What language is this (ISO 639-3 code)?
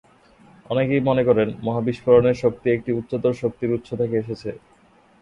ben